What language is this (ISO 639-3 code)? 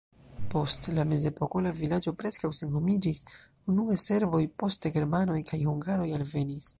epo